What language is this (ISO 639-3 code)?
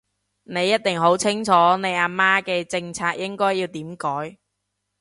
yue